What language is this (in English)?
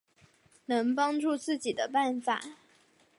Chinese